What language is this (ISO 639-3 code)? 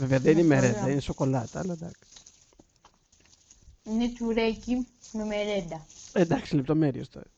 ell